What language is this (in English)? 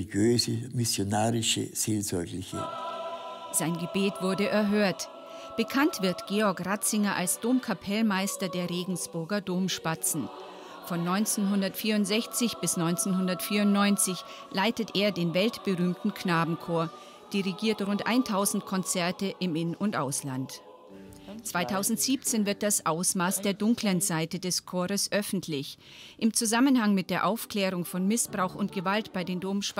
German